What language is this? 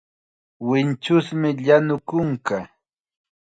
Chiquián Ancash Quechua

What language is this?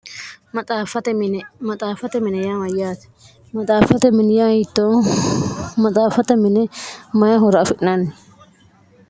Sidamo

